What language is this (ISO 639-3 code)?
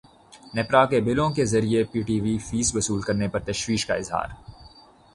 urd